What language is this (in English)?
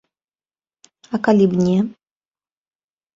Belarusian